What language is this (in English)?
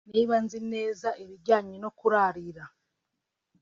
Kinyarwanda